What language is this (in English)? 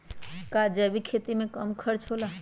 Magahi